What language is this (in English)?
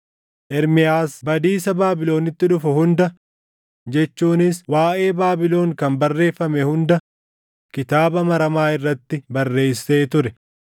Oromo